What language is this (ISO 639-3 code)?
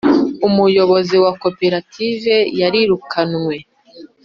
kin